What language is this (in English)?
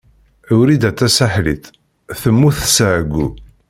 Kabyle